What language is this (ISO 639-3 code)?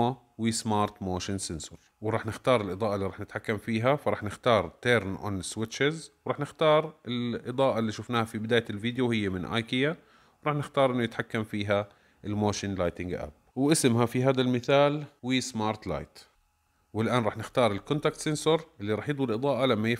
ara